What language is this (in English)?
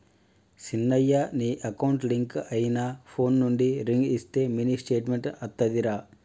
Telugu